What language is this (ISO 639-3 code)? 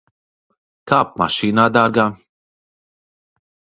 lav